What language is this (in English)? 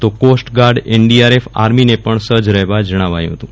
Gujarati